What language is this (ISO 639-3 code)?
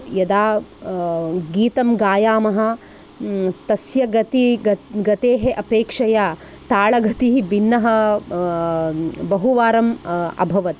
san